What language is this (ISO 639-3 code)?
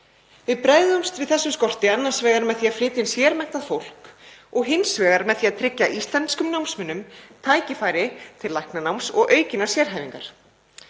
isl